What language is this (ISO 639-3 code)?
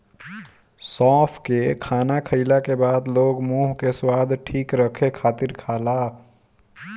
bho